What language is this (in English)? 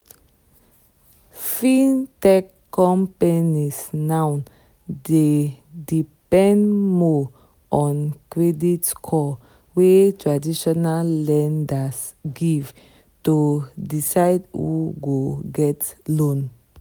Nigerian Pidgin